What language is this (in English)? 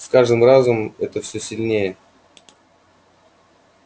Russian